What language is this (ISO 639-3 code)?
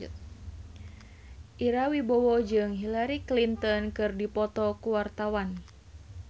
sun